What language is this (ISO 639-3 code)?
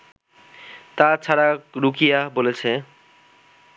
ben